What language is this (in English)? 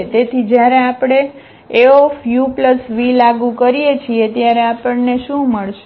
Gujarati